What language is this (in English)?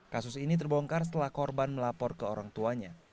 Indonesian